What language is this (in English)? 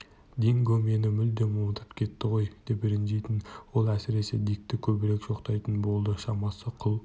Kazakh